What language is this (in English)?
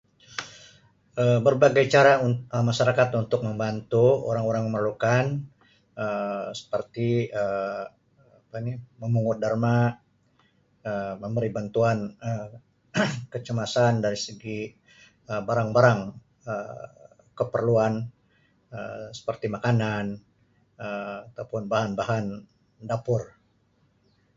Sabah Malay